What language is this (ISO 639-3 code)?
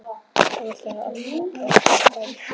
isl